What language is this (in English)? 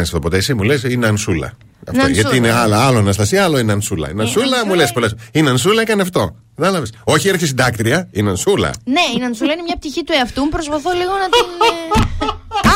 Greek